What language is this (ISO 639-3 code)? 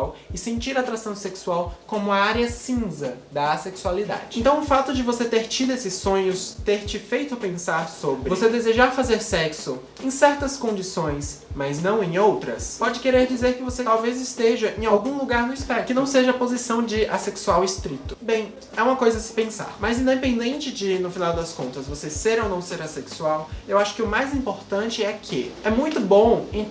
por